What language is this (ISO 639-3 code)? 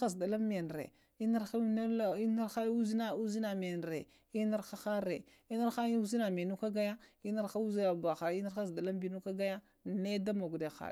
hia